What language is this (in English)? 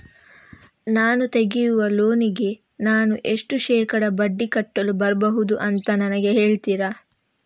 Kannada